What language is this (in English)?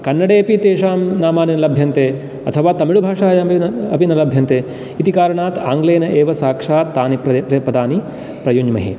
Sanskrit